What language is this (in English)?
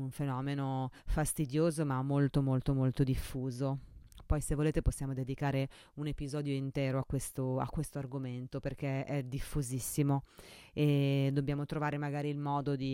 Italian